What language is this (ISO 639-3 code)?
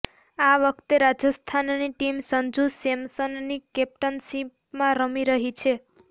guj